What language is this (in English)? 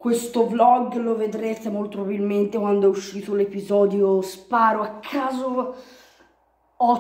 Italian